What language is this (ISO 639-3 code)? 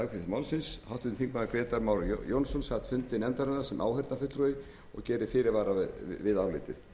isl